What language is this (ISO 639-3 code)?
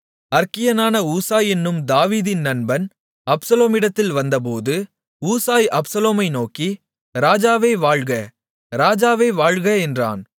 tam